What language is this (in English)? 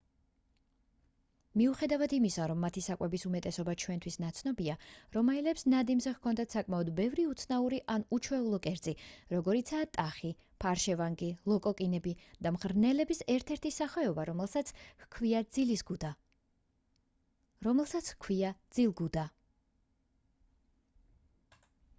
Georgian